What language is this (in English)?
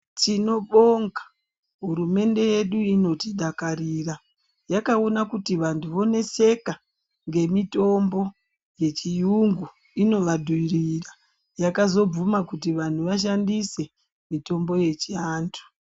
Ndau